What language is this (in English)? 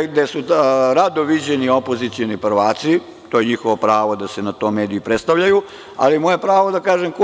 Serbian